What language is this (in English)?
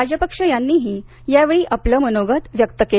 Marathi